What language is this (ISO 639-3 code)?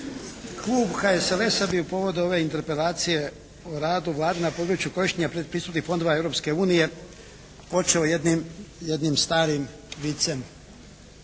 hrv